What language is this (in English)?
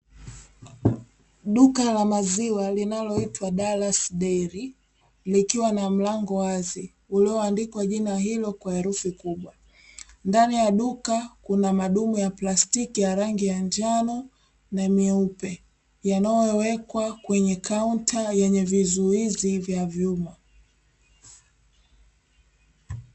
Swahili